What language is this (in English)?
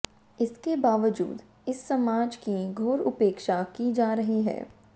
Hindi